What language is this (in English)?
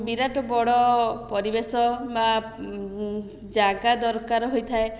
Odia